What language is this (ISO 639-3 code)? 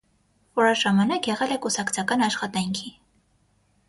hye